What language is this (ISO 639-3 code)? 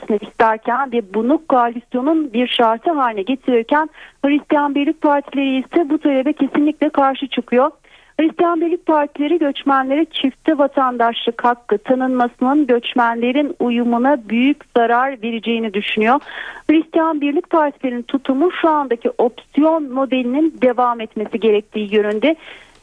tur